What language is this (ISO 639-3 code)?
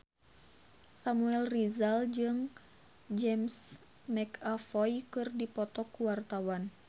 sun